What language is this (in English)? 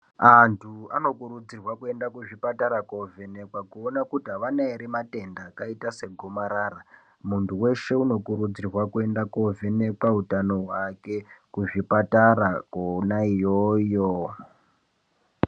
Ndau